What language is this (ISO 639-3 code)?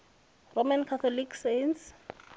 ven